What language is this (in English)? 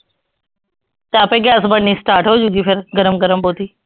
Punjabi